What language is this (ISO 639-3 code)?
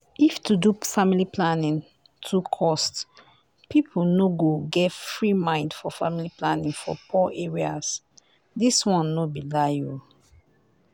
pcm